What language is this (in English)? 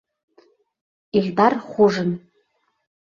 Bashkir